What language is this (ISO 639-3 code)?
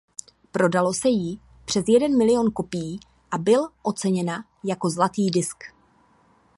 ces